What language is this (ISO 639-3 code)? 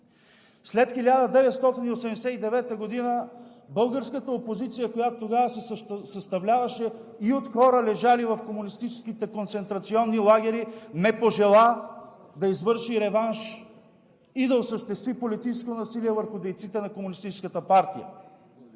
bul